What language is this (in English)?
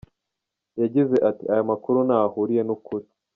Kinyarwanda